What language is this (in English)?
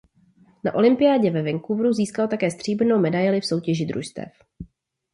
Czech